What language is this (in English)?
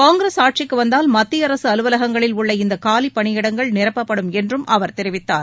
Tamil